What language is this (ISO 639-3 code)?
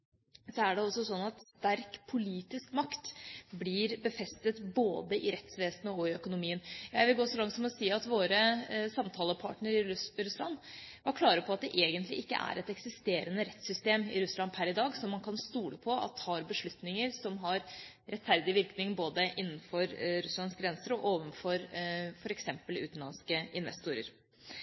nob